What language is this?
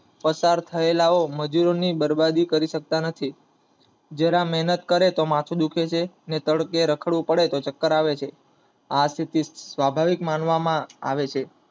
Gujarati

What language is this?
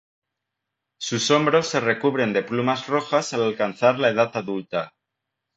Spanish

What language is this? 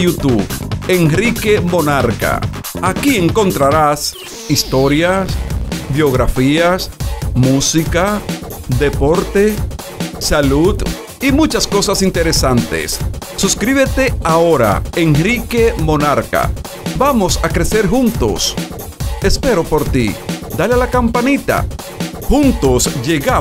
Spanish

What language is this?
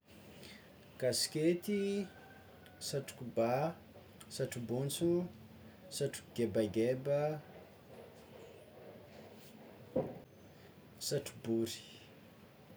Tsimihety Malagasy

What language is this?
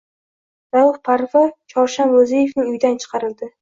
Uzbek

